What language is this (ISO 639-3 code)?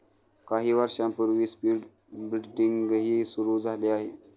mar